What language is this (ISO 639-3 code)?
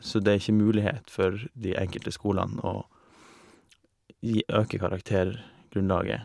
nor